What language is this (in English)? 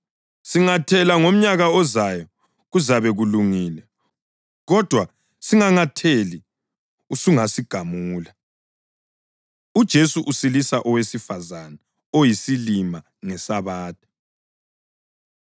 North Ndebele